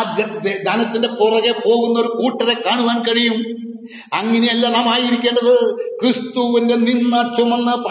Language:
Malayalam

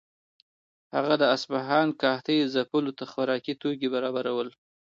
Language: Pashto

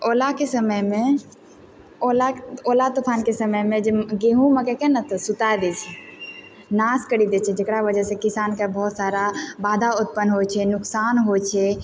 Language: Maithili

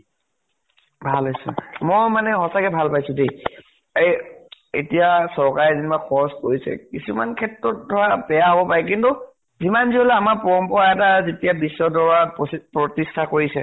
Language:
Assamese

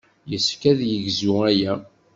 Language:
Kabyle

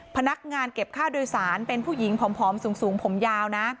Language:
Thai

